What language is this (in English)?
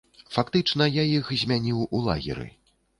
Belarusian